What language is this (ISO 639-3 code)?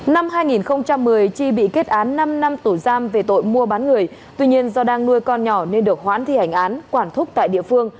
vie